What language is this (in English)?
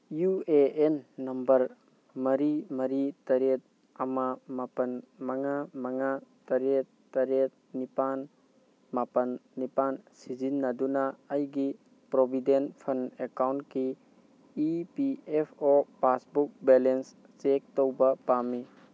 Manipuri